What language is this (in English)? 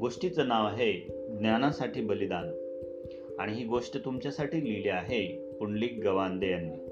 Marathi